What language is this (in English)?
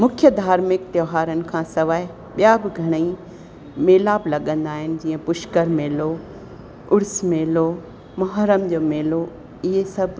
Sindhi